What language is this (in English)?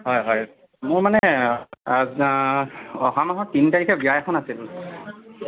Assamese